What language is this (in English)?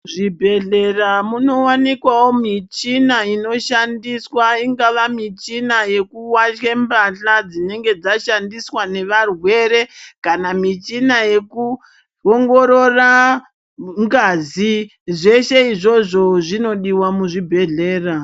Ndau